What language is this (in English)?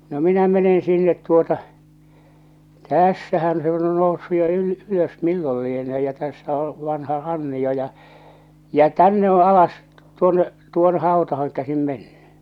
Finnish